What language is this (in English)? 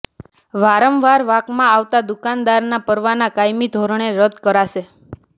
Gujarati